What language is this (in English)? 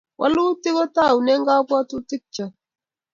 Kalenjin